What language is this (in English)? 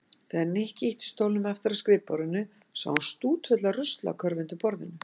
Icelandic